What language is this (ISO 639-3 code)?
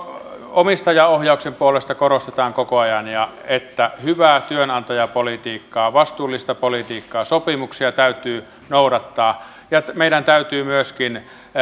fin